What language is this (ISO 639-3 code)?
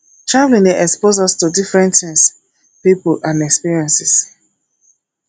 pcm